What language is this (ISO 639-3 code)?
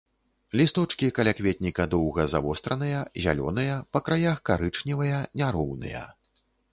bel